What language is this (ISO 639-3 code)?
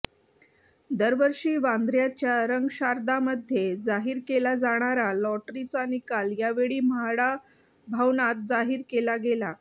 mar